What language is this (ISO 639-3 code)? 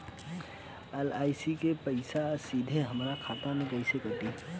bho